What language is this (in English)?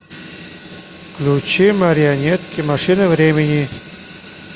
Russian